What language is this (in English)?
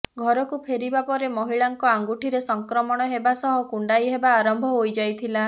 Odia